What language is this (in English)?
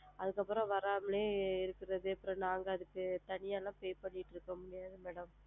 Tamil